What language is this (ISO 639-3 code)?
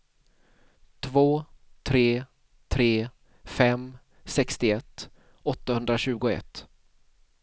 swe